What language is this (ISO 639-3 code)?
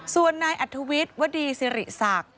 tha